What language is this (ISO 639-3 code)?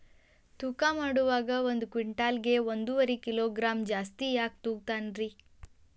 kan